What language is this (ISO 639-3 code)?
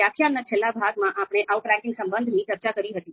guj